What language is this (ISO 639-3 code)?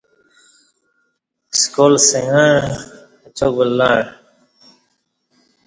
bsh